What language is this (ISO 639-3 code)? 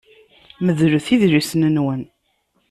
kab